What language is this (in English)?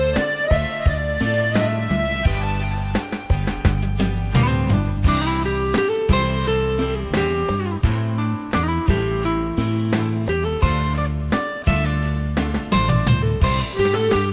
Thai